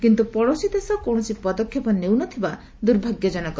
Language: Odia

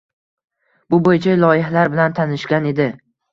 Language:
Uzbek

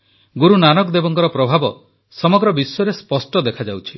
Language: Odia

